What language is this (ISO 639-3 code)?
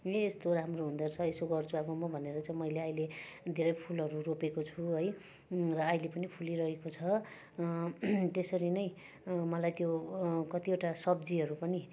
nep